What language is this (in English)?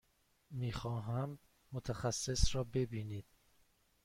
Persian